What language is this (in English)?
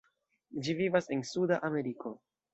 Esperanto